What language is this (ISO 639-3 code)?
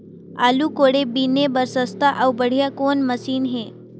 hne